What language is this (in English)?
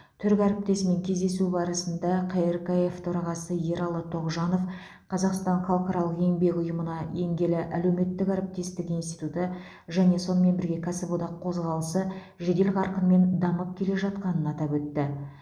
Kazakh